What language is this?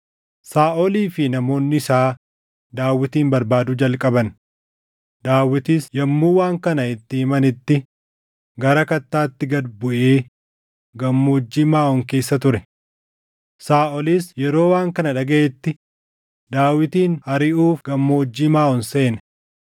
Oromo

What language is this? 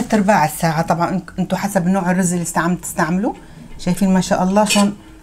Arabic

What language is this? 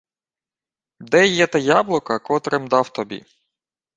Ukrainian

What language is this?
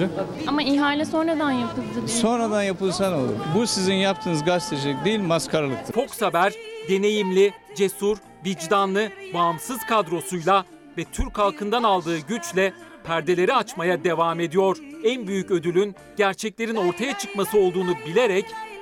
Turkish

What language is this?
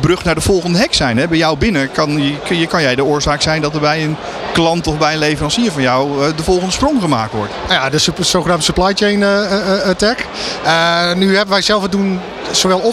Dutch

